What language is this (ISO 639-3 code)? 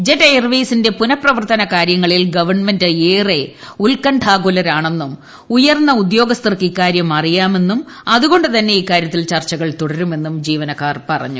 mal